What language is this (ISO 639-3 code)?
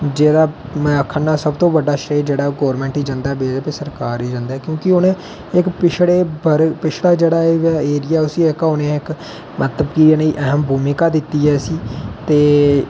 doi